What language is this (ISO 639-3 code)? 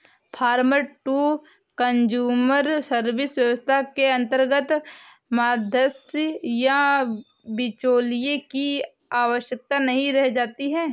hin